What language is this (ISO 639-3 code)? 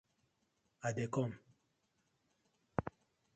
pcm